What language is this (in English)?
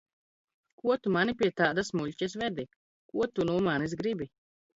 Latvian